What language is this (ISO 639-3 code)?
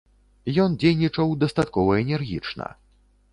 bel